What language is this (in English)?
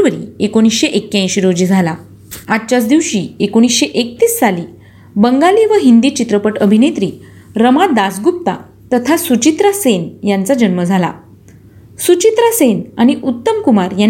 Marathi